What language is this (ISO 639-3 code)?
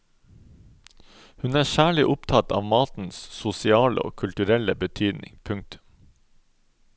nor